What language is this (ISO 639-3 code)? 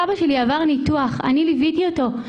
heb